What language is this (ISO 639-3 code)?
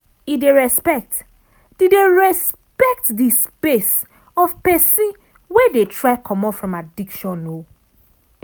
pcm